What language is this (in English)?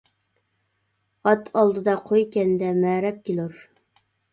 Uyghur